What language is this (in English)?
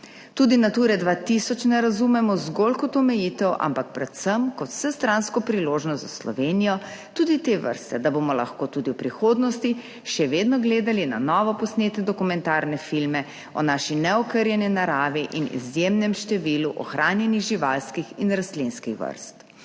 Slovenian